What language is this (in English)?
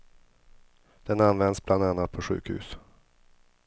Swedish